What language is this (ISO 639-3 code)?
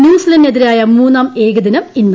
mal